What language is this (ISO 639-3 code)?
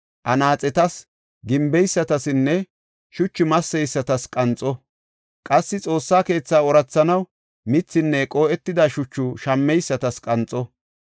gof